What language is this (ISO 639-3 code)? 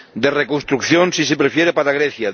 spa